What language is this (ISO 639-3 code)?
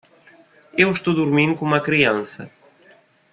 por